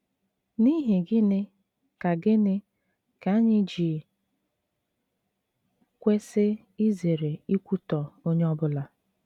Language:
Igbo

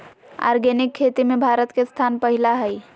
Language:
Magahi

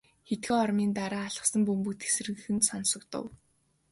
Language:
Mongolian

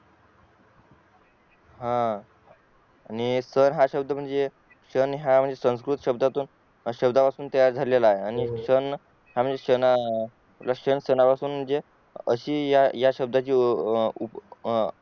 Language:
Marathi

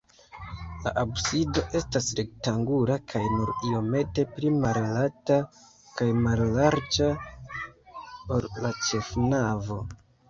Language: Esperanto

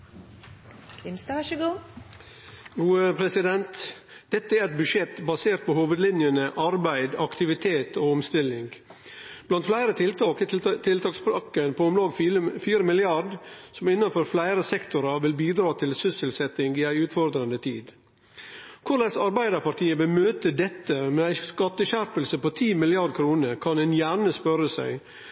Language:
Norwegian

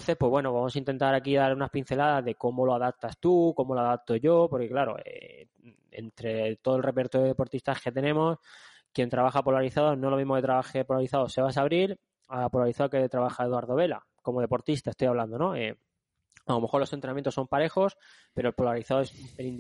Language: Spanish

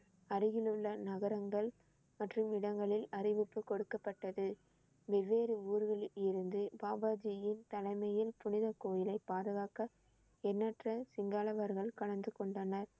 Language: Tamil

